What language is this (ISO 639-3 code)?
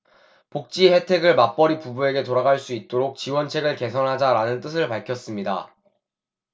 kor